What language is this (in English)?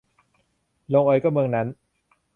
Thai